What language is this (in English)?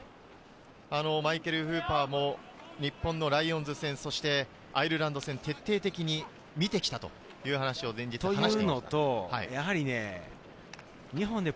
Japanese